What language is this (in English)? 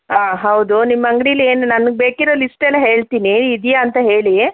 Kannada